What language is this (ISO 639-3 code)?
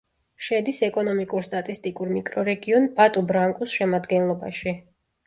kat